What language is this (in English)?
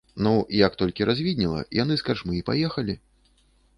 Belarusian